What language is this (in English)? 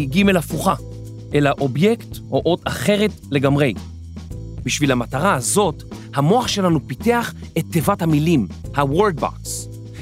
Hebrew